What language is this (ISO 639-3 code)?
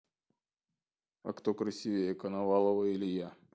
rus